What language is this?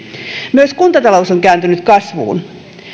Finnish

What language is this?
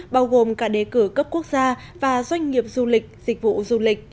Vietnamese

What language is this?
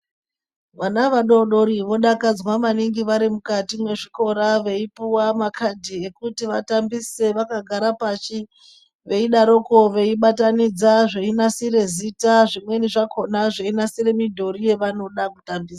Ndau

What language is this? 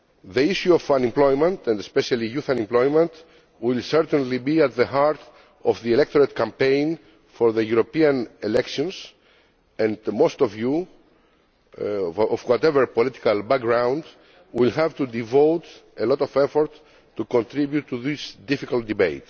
English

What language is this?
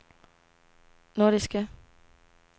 Danish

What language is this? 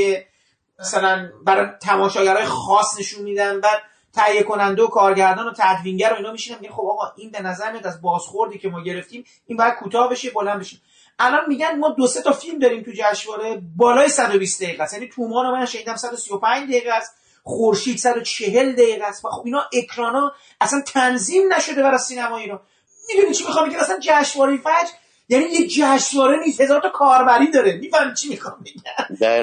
Persian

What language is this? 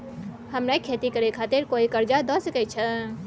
Maithili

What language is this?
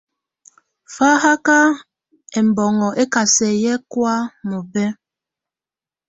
Tunen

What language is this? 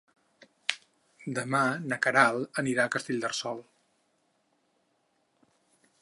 Catalan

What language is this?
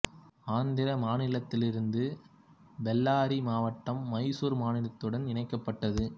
Tamil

